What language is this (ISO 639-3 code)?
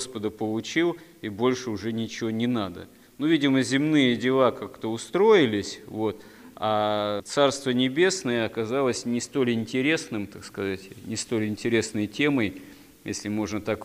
rus